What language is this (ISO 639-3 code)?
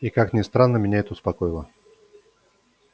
rus